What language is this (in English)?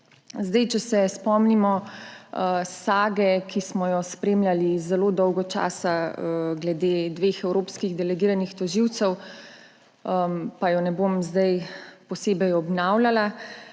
Slovenian